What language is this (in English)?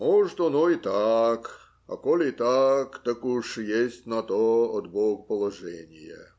Russian